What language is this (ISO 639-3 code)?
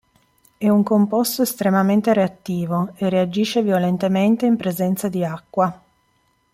ita